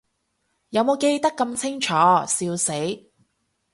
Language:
Cantonese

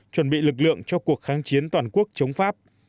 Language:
Vietnamese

